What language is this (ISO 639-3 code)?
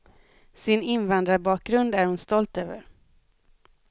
swe